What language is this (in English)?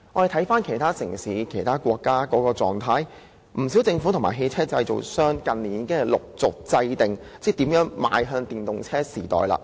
Cantonese